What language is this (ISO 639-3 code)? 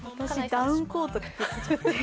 jpn